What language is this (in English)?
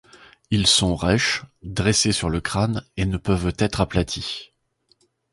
French